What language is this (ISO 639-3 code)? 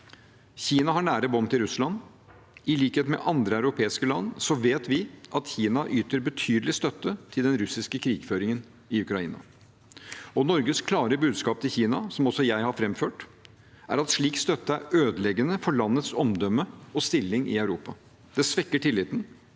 nor